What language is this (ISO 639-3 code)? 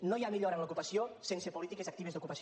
cat